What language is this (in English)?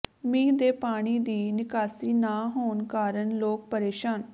Punjabi